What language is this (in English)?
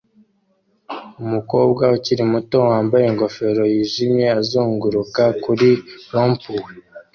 Kinyarwanda